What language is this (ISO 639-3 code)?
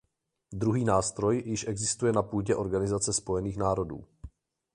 ces